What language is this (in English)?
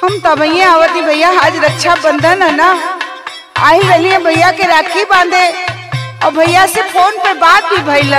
Hindi